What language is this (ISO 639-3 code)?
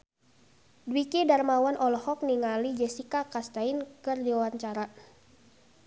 sun